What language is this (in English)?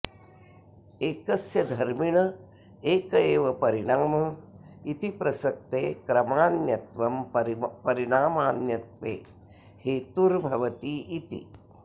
Sanskrit